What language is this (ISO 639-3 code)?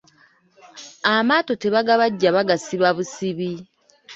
lug